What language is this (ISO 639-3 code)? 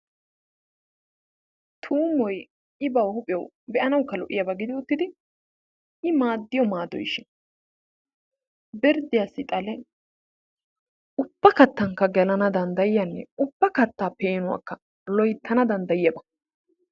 wal